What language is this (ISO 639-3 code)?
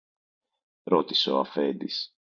ell